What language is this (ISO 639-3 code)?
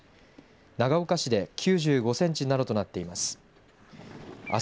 jpn